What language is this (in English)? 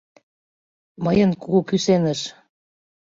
Mari